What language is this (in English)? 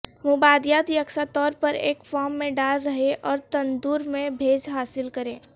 Urdu